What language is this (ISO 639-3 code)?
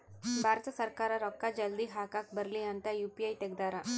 kan